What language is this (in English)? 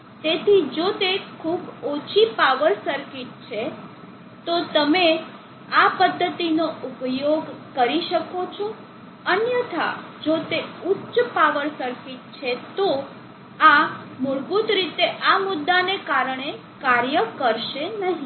Gujarati